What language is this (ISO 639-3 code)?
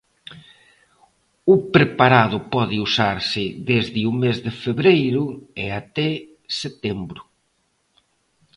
glg